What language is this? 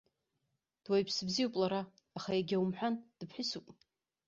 Abkhazian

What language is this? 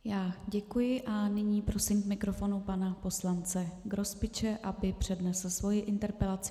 Czech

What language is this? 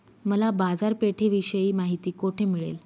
Marathi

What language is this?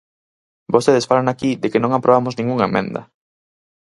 Galician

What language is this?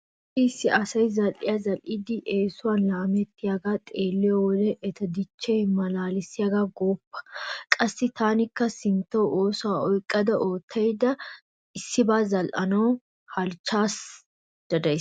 Wolaytta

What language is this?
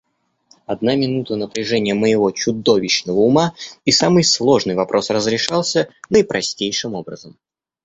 Russian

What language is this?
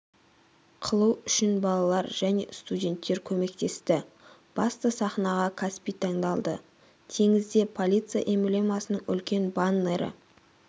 Kazakh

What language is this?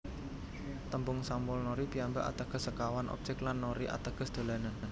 Javanese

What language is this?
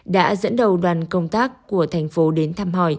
Vietnamese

